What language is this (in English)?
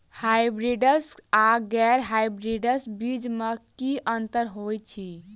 Maithili